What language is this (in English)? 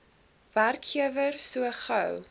Afrikaans